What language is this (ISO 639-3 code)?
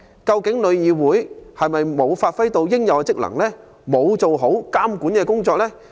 yue